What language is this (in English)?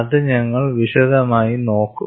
Malayalam